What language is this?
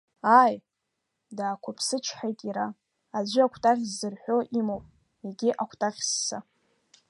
Abkhazian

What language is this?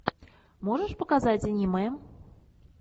Russian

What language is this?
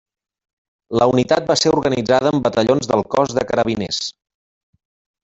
Catalan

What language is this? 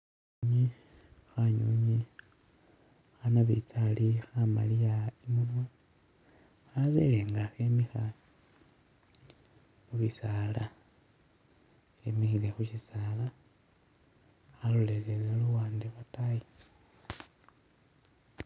Masaaba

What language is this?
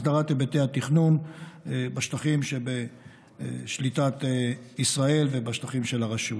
Hebrew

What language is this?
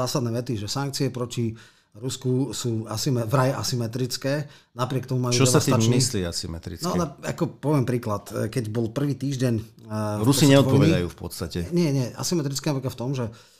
Slovak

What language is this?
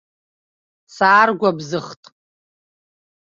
Abkhazian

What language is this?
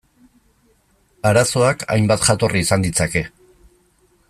Basque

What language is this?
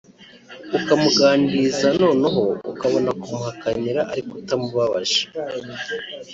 Kinyarwanda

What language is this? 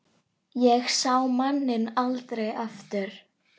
Icelandic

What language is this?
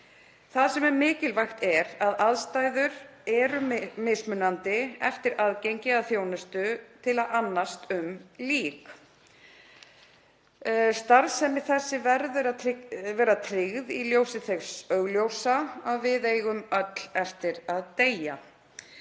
Icelandic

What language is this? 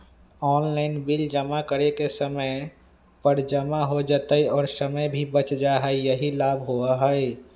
Magahi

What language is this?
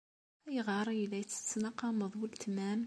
Kabyle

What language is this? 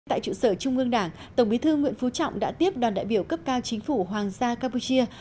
Vietnamese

